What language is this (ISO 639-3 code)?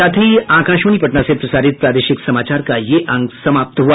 hin